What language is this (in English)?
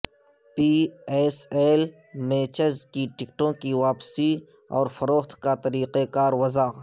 Urdu